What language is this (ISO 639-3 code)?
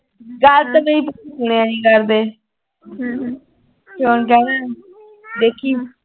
pan